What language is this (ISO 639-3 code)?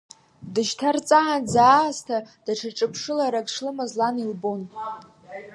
abk